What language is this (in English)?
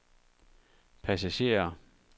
Danish